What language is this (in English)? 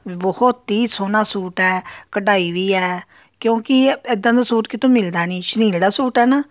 Punjabi